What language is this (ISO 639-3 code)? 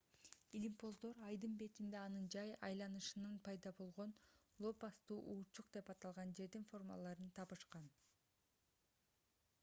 kir